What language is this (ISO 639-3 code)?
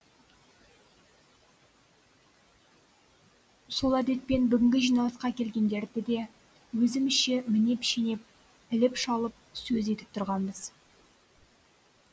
kaz